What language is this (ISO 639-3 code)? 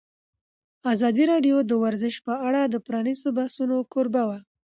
pus